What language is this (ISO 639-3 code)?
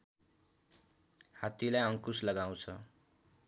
nep